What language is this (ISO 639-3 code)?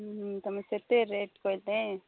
ori